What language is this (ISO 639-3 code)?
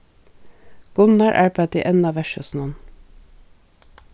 fao